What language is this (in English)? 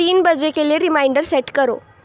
Urdu